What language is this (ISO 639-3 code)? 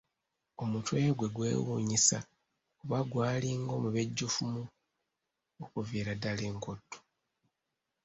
lug